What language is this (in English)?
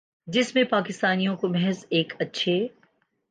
Urdu